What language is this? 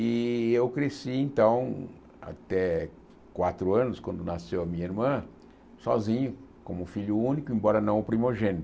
Portuguese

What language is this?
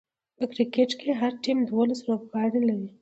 Pashto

